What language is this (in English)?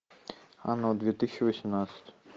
Russian